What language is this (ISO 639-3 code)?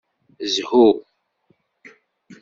kab